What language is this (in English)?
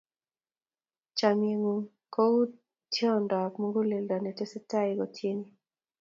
Kalenjin